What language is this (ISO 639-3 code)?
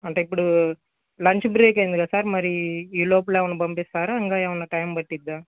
tel